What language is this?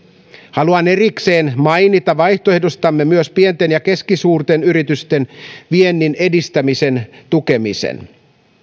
Finnish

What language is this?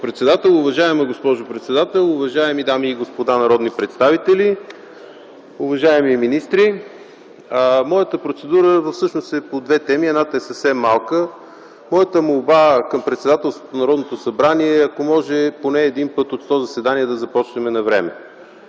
Bulgarian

